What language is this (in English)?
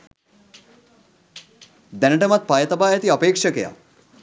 Sinhala